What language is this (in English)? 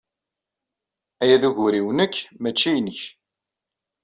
Kabyle